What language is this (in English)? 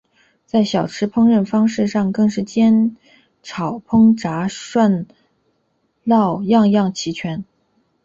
Chinese